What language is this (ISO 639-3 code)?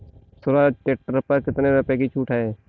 hin